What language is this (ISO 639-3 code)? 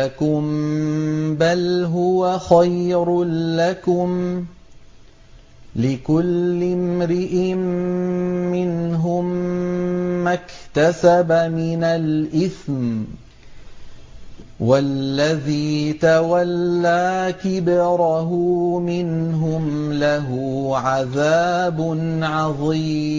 ara